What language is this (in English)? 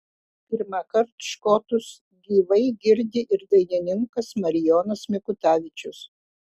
Lithuanian